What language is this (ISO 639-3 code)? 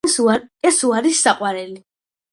kat